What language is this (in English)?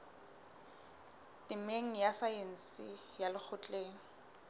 Southern Sotho